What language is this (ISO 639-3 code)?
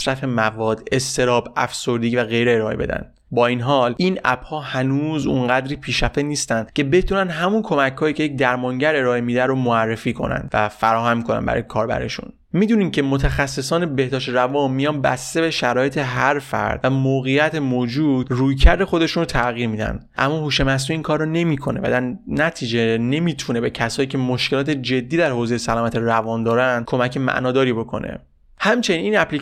fas